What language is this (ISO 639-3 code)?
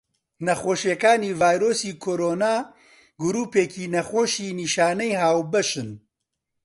ckb